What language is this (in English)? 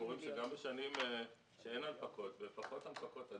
Hebrew